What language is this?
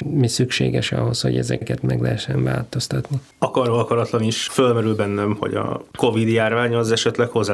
Hungarian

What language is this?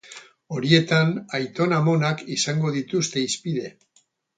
Basque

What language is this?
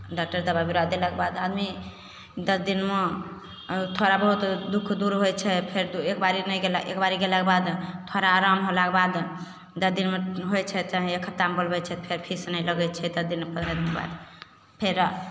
Maithili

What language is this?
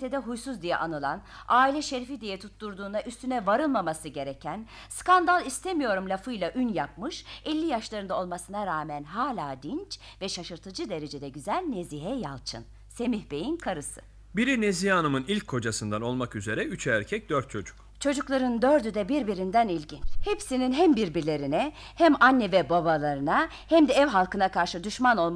Turkish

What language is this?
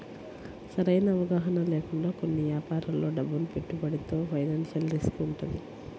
Telugu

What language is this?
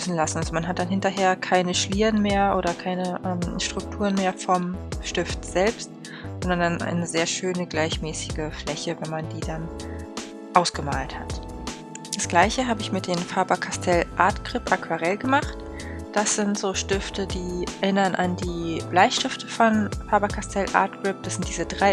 German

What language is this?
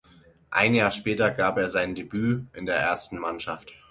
German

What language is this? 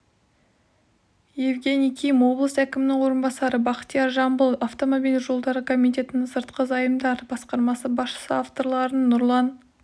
Kazakh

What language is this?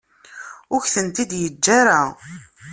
Kabyle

